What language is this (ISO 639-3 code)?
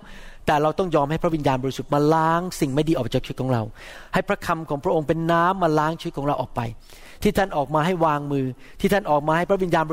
tha